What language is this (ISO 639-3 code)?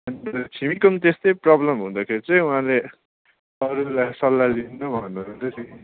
nep